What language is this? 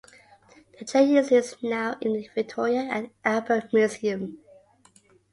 English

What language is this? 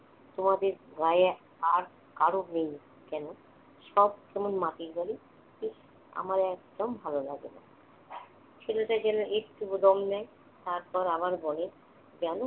Bangla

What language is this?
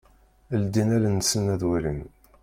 Kabyle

